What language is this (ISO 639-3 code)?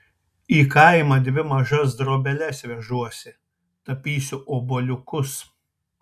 lit